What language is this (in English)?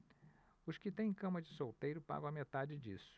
Portuguese